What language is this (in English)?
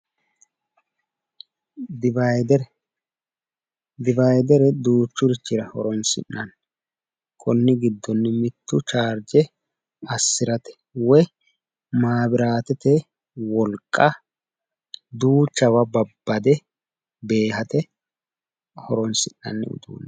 Sidamo